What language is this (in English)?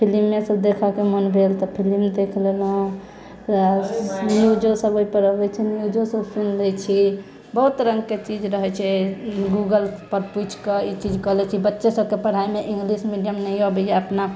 Maithili